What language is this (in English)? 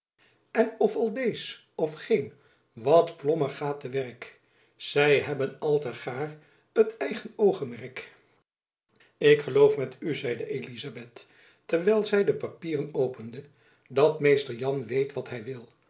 Dutch